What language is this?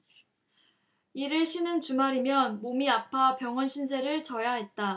Korean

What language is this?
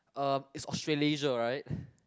English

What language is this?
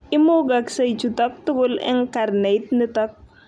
Kalenjin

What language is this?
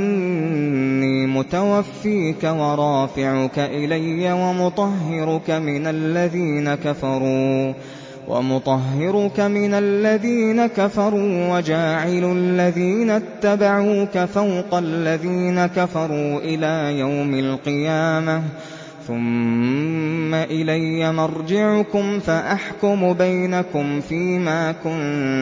Arabic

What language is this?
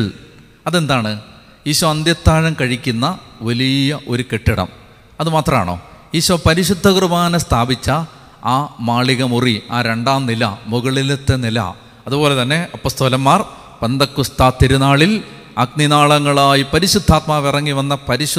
Malayalam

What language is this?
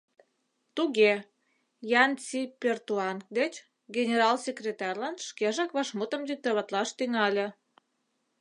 Mari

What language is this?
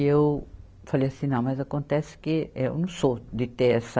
Portuguese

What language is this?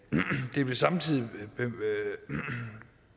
Danish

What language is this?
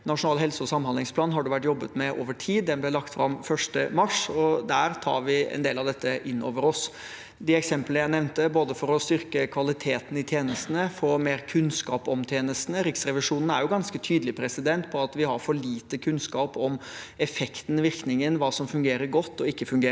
Norwegian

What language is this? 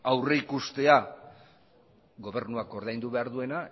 Basque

